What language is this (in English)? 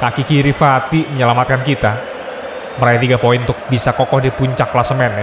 Indonesian